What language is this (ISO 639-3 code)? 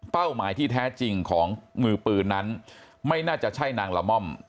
tha